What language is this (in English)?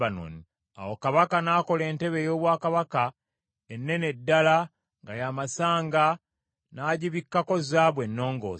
Ganda